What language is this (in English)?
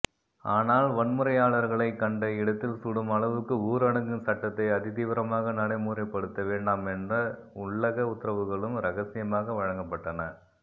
Tamil